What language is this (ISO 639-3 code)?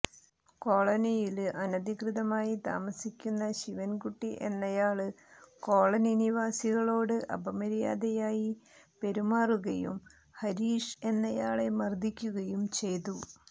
mal